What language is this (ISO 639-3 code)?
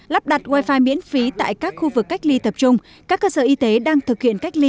vie